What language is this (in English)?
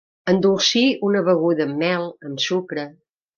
Catalan